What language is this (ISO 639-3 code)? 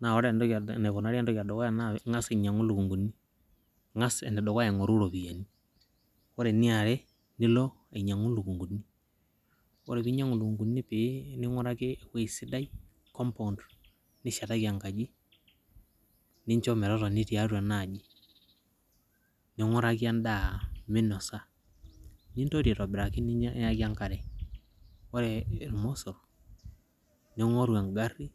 mas